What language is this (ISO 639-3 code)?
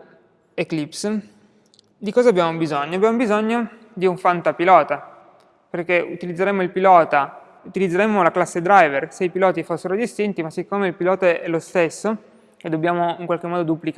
ita